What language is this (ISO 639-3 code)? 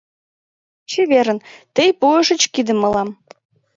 chm